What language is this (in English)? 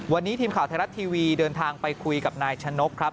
Thai